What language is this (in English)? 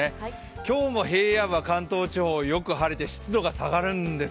Japanese